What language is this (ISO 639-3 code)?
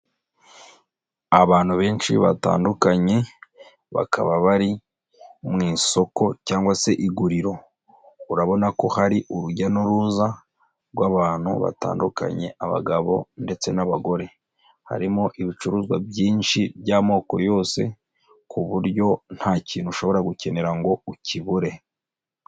kin